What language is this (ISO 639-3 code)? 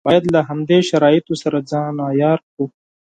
pus